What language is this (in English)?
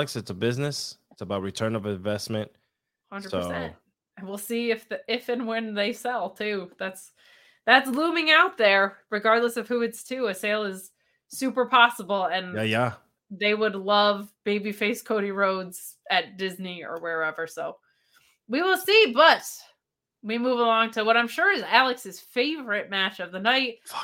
English